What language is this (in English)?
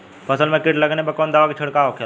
Bhojpuri